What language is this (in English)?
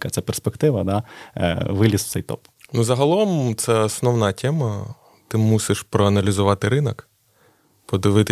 Ukrainian